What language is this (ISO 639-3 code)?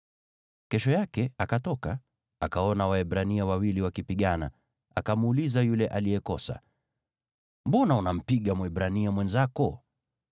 swa